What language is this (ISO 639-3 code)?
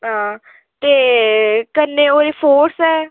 doi